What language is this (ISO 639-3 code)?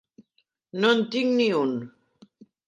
cat